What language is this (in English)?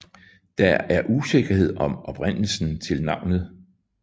Danish